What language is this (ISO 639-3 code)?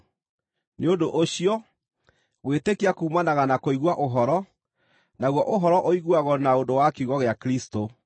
kik